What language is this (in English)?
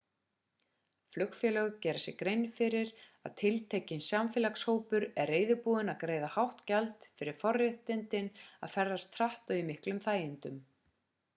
Icelandic